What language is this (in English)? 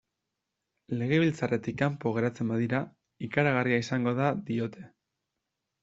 Basque